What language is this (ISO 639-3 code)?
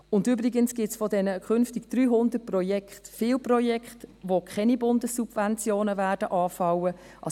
gsw